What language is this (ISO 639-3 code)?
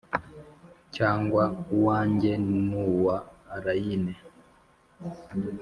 kin